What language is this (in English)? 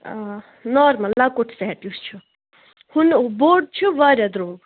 Kashmiri